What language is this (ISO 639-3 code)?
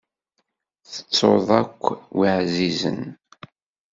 kab